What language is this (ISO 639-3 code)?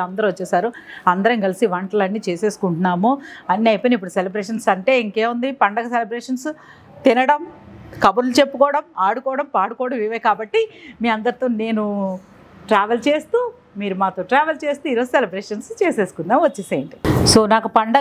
tel